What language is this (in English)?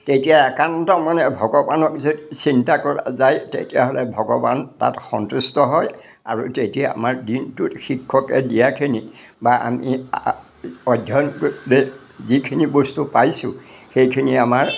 Assamese